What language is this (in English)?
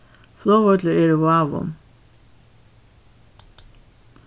Faroese